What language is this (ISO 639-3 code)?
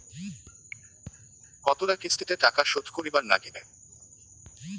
ben